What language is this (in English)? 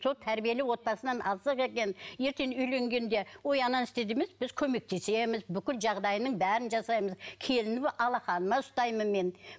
Kazakh